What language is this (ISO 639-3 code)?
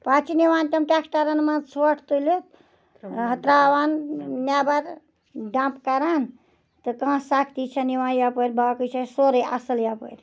kas